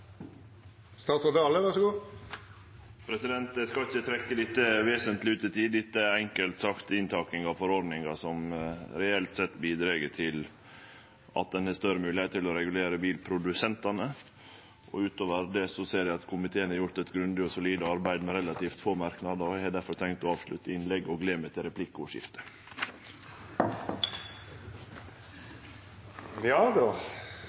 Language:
Norwegian Nynorsk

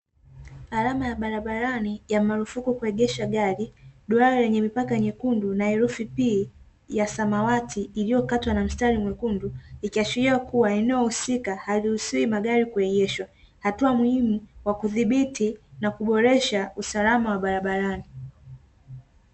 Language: Swahili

